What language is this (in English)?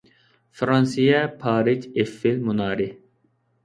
Uyghur